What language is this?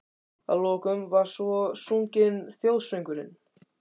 Icelandic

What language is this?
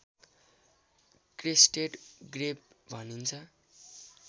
Nepali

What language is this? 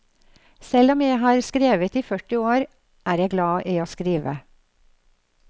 Norwegian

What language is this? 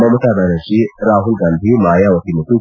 Kannada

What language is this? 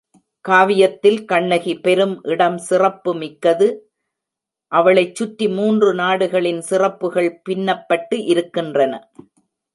Tamil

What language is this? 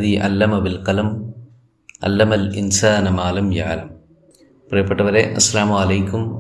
Malayalam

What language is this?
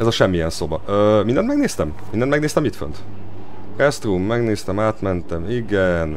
Hungarian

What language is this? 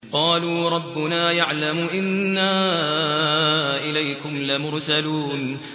Arabic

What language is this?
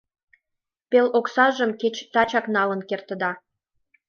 Mari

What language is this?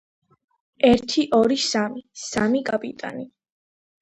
Georgian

